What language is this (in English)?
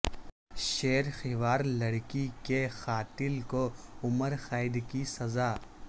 Urdu